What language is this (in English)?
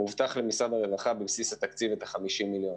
Hebrew